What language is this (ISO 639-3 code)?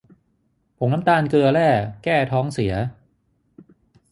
tha